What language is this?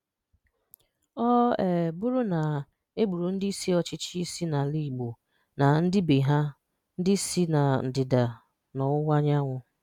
Igbo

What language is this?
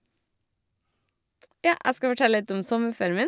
Norwegian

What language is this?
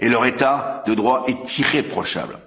French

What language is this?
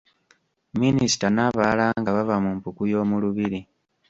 Ganda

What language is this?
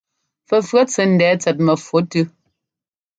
Ngomba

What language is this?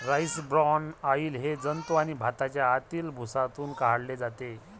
Marathi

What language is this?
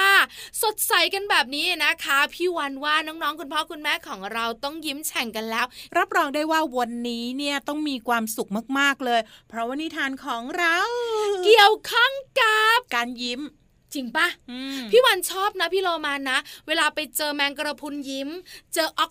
Thai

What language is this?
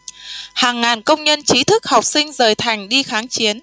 Vietnamese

